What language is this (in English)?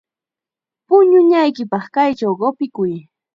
Chiquián Ancash Quechua